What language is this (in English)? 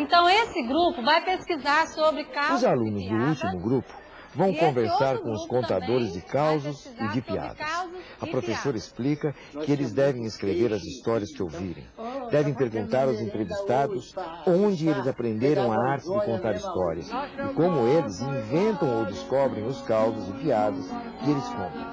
Portuguese